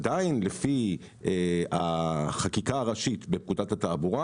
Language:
Hebrew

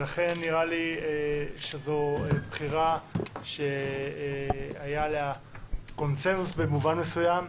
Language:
Hebrew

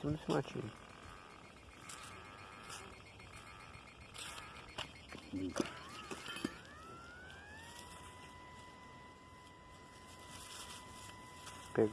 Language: Portuguese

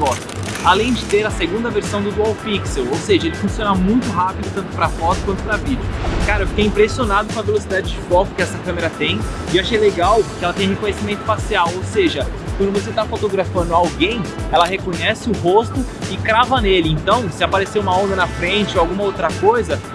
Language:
Portuguese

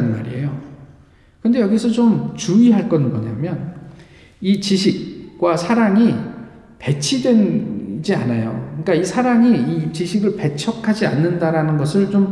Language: Korean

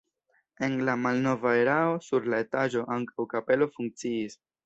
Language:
Esperanto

